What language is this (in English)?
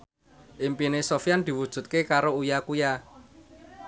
Javanese